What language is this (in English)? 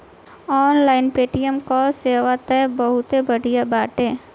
Bhojpuri